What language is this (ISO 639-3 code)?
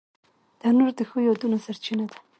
pus